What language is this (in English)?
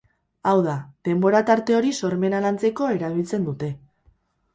Basque